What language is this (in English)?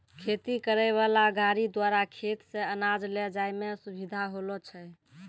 Maithili